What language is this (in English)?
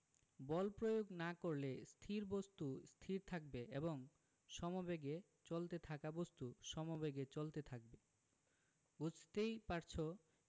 Bangla